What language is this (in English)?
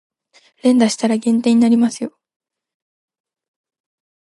Japanese